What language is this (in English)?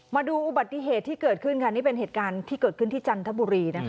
Thai